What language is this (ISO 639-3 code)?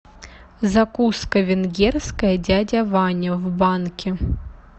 rus